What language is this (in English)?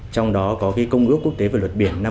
Vietnamese